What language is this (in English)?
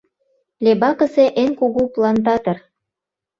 Mari